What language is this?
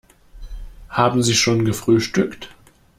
German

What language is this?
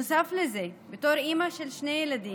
Hebrew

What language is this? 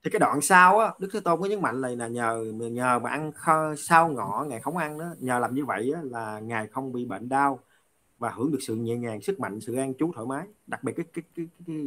Vietnamese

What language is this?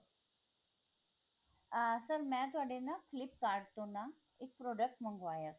Punjabi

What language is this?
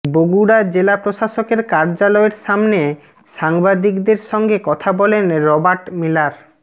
Bangla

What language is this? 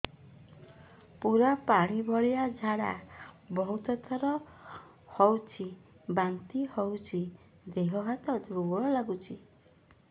Odia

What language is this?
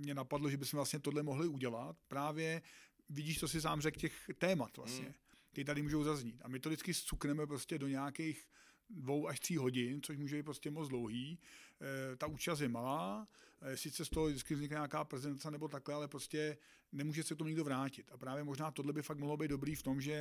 Czech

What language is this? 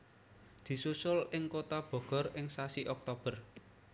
Javanese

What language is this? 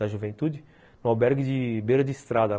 Portuguese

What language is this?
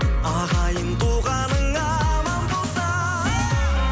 Kazakh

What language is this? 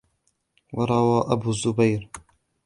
Arabic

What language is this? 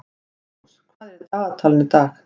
Icelandic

